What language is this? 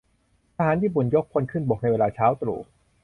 Thai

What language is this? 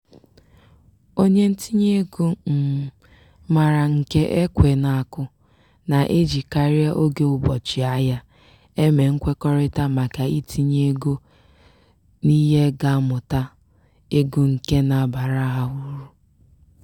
Igbo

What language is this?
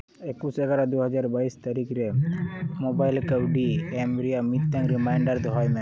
Santali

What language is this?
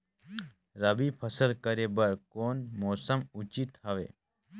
Chhattisgarhi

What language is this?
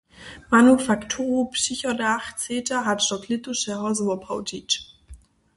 Upper Sorbian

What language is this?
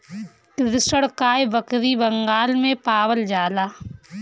Bhojpuri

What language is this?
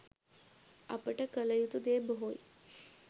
Sinhala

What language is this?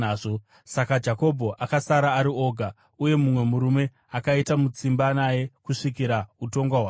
Shona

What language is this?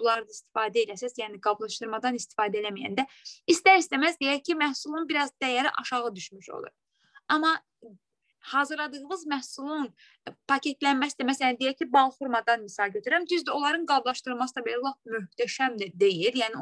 Turkish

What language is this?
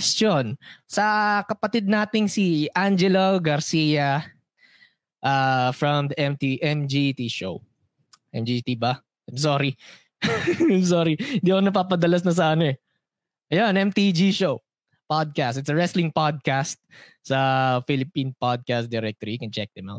Filipino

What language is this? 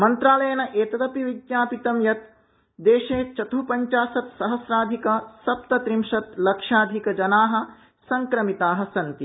Sanskrit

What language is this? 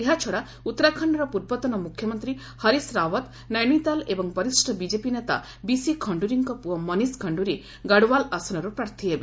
Odia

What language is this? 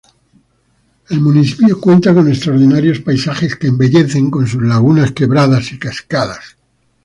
Spanish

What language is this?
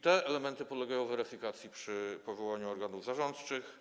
Polish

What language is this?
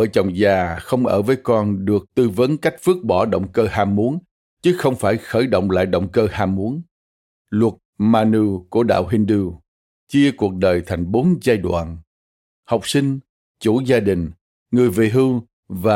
Vietnamese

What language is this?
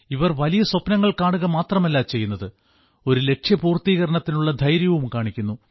Malayalam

